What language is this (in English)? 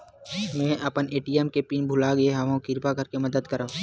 Chhattisgarhi